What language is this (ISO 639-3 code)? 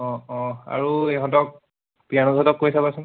asm